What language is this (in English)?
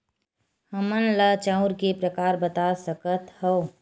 Chhattisgarhi